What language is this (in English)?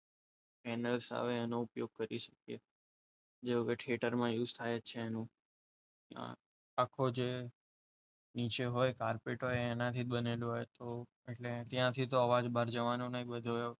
Gujarati